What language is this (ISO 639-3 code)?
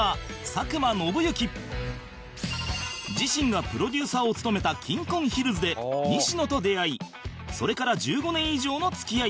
jpn